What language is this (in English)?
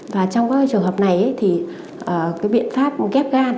Vietnamese